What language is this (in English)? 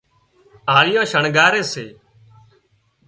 Wadiyara Koli